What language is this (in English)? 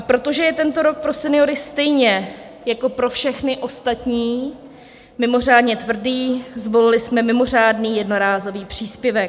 Czech